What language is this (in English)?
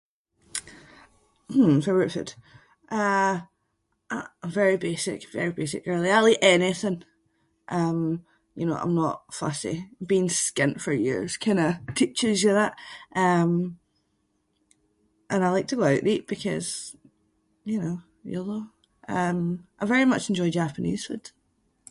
Scots